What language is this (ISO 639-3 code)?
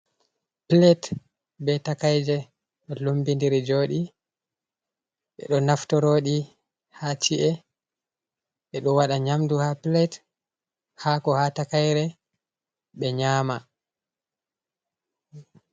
ful